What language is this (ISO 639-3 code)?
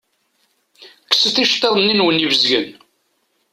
kab